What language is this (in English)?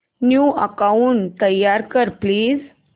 Marathi